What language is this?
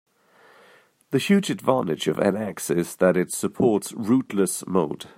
English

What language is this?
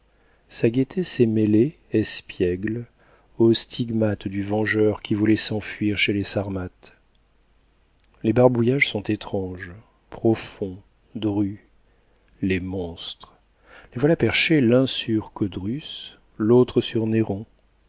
French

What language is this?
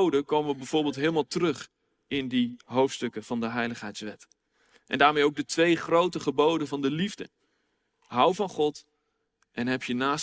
Dutch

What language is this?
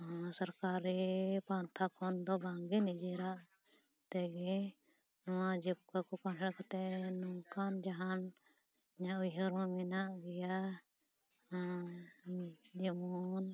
Santali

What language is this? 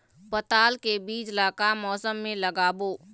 Chhattisgarhi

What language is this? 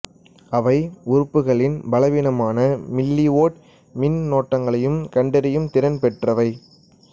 Tamil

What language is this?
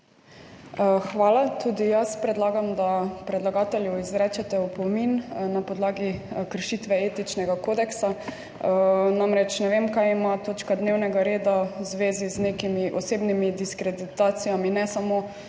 Slovenian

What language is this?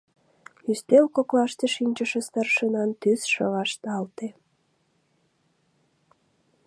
Mari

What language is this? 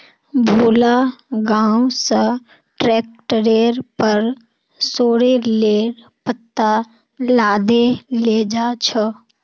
Magahi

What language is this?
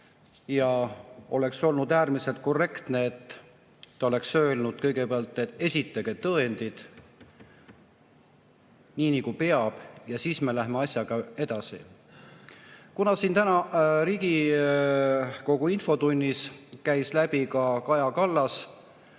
Estonian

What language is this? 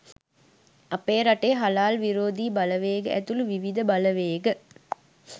Sinhala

